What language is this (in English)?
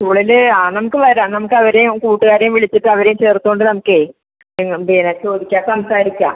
Malayalam